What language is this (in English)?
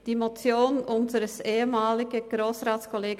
Swiss German